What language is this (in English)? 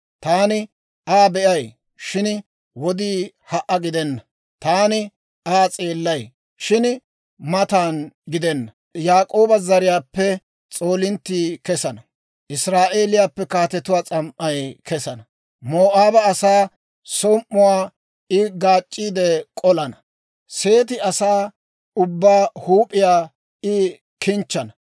Dawro